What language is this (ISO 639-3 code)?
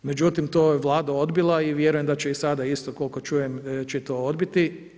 hrv